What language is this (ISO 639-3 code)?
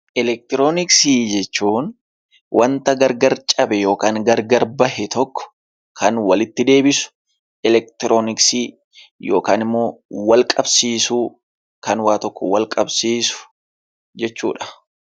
orm